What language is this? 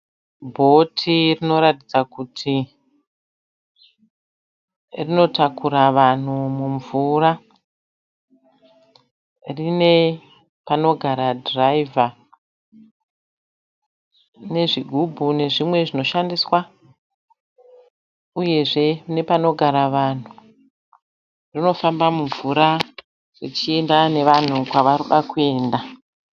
Shona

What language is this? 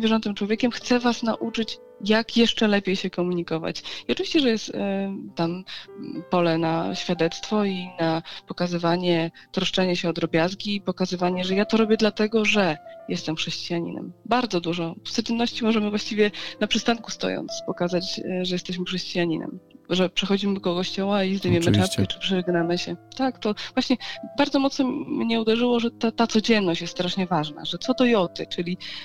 Polish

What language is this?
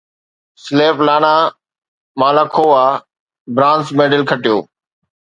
Sindhi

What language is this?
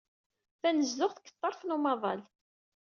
Kabyle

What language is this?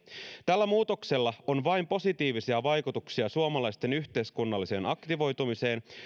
Finnish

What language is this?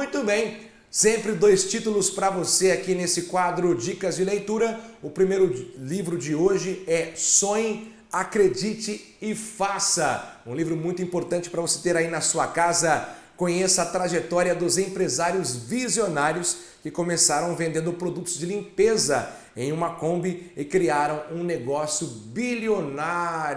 Portuguese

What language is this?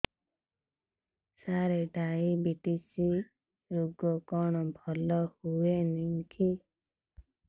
Odia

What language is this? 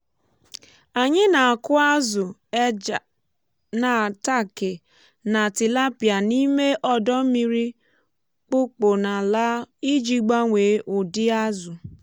Igbo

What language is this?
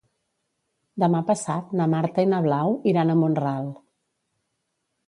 Catalan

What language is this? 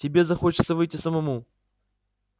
Russian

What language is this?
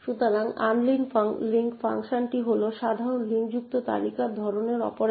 Bangla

